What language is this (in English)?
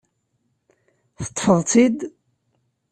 Kabyle